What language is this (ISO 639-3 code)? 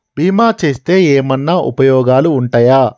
tel